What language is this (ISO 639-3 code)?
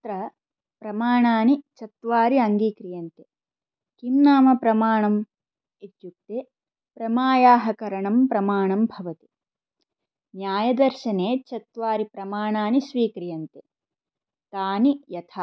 san